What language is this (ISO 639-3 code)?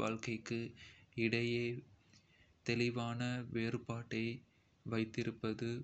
kfe